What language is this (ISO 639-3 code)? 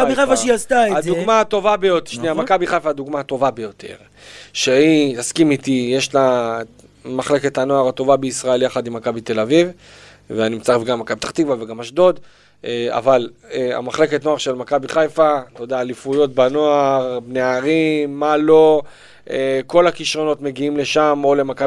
heb